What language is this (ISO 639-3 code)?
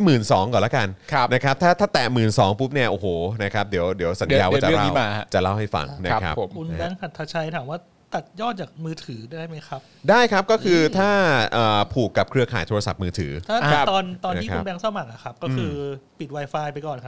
tha